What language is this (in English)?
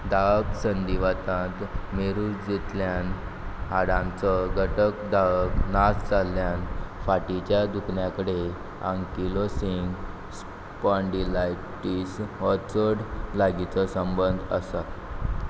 Konkani